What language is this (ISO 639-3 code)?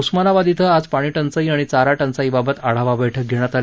mar